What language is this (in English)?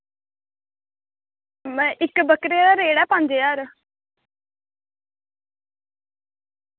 Dogri